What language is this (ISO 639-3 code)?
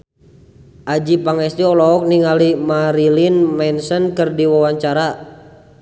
sun